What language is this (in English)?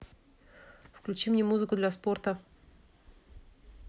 Russian